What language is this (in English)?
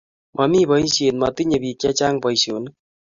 Kalenjin